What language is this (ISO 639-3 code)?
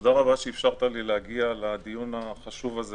heb